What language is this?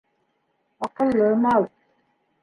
Bashkir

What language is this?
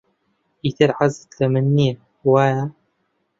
Central Kurdish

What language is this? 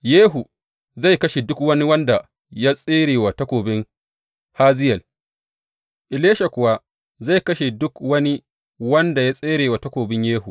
Hausa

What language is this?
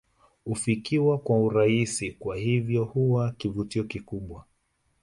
Swahili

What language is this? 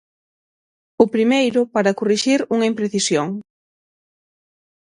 Galician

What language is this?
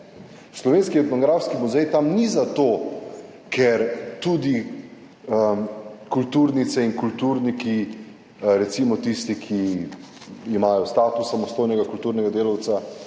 Slovenian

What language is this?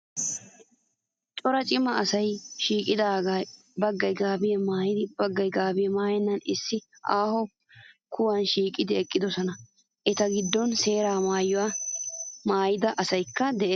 Wolaytta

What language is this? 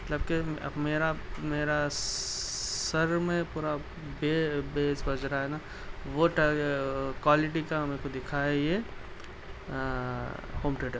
Urdu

